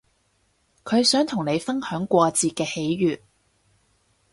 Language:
Cantonese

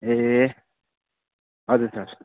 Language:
Nepali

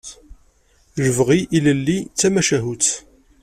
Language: Kabyle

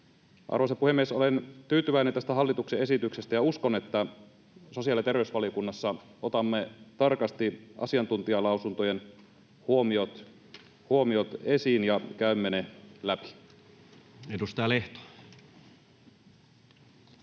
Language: Finnish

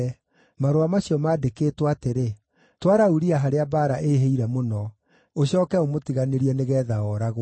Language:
Kikuyu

